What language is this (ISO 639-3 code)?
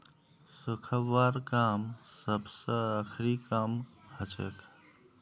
mag